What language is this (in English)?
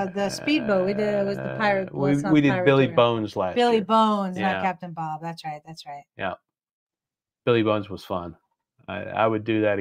English